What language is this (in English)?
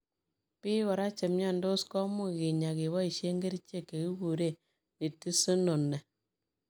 Kalenjin